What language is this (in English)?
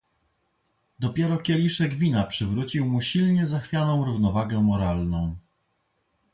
Polish